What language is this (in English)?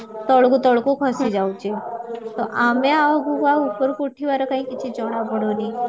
Odia